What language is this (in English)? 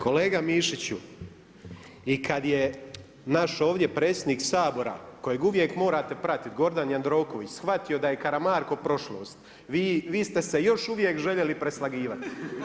Croatian